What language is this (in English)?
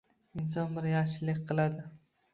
Uzbek